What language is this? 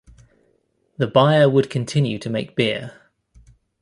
English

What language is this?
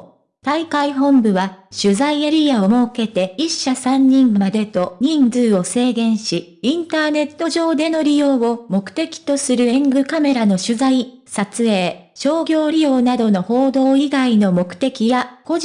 Japanese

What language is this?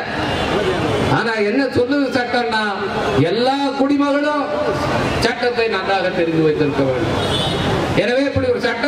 Tamil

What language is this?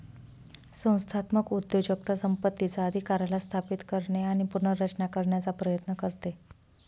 Marathi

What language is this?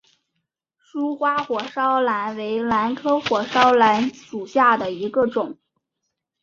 Chinese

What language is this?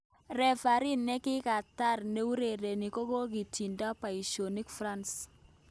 Kalenjin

